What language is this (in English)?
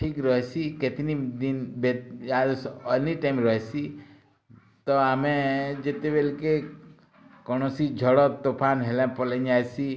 Odia